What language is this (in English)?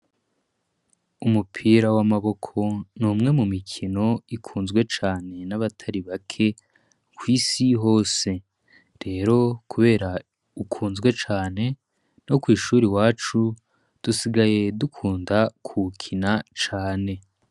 Rundi